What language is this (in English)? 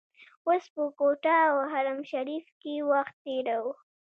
Pashto